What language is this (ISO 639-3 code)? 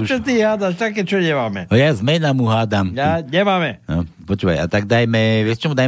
slk